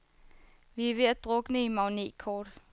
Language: Danish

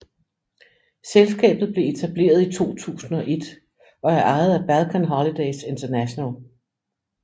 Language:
Danish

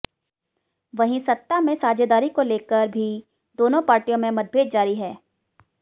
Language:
Hindi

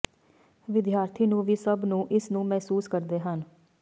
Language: Punjabi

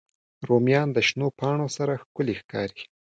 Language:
Pashto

